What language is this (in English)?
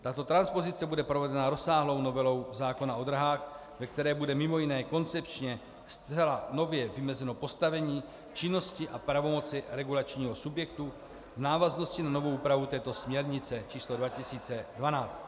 Czech